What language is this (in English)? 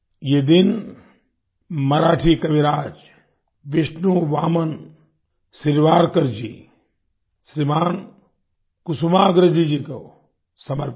Hindi